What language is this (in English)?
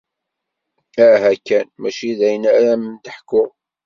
Kabyle